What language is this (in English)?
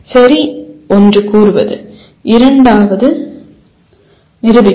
Tamil